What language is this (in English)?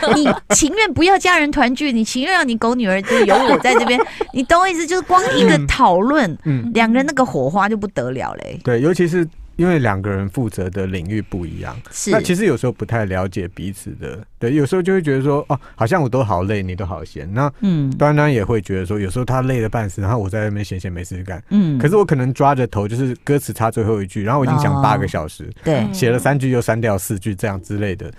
Chinese